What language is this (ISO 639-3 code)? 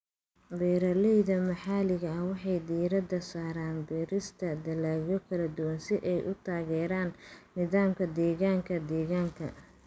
som